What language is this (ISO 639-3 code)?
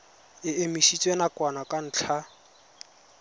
tsn